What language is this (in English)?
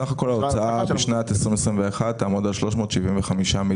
Hebrew